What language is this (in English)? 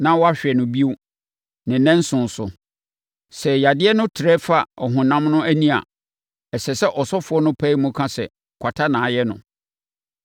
Akan